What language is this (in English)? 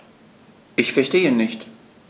German